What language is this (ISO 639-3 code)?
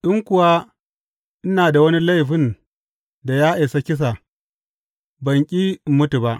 hau